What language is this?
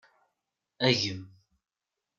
Kabyle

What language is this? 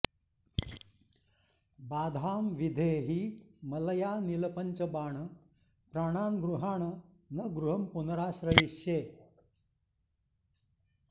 Sanskrit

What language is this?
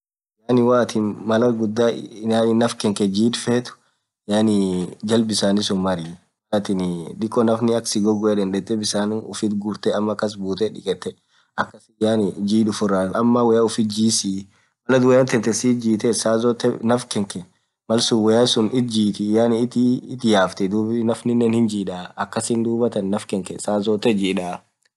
Orma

